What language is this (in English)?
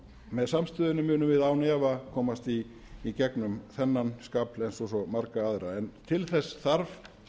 Icelandic